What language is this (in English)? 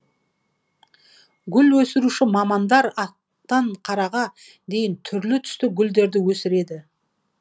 Kazakh